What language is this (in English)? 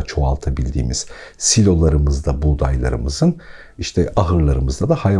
Turkish